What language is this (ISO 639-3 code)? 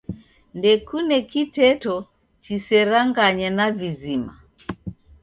dav